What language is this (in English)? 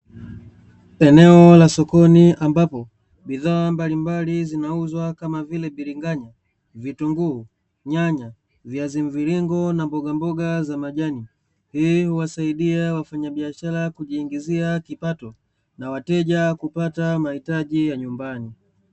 Swahili